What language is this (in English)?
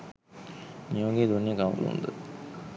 Sinhala